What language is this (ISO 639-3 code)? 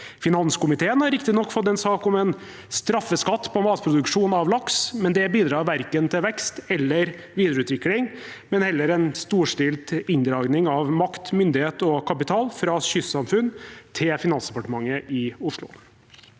nor